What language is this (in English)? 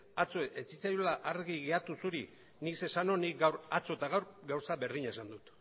Basque